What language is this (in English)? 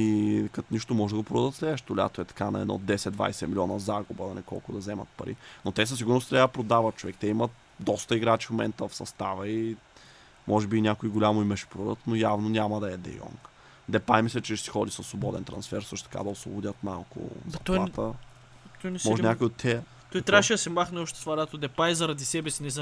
Bulgarian